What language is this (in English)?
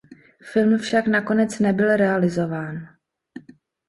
Czech